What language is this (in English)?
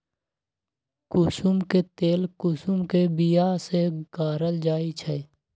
Magahi